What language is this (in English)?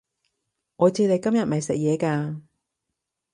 Cantonese